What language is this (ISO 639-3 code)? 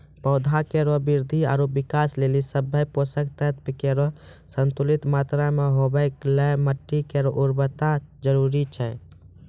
mai